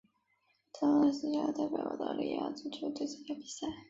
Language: Chinese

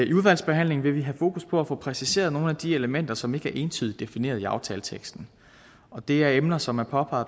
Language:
Danish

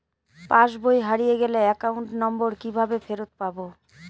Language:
Bangla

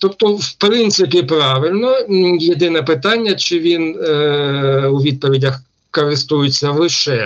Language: Ukrainian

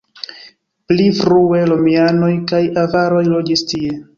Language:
Esperanto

